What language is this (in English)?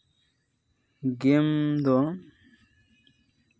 Santali